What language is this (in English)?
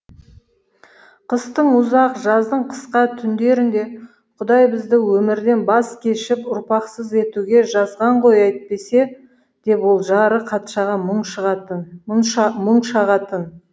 Kazakh